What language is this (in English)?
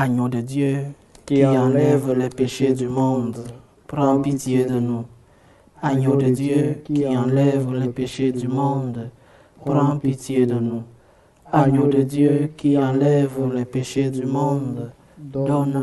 French